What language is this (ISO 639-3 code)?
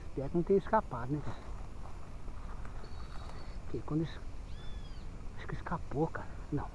por